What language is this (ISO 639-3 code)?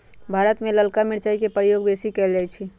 mag